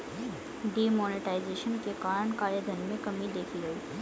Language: Hindi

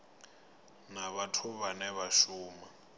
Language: Venda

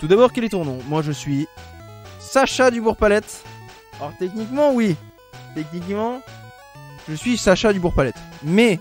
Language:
French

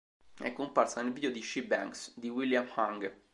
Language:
Italian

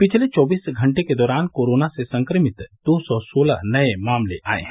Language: Hindi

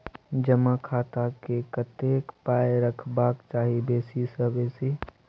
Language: Maithili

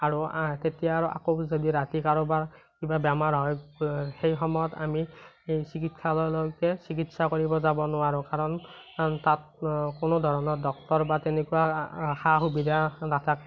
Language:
Assamese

